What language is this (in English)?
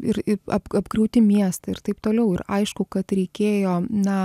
Lithuanian